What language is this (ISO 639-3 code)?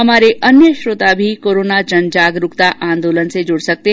hin